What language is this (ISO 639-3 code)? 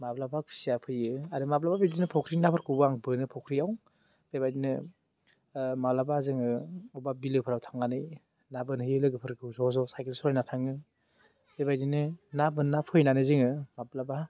brx